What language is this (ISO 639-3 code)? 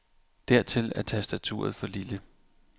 dan